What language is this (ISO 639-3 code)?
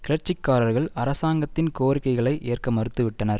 tam